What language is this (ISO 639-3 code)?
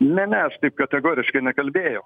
lit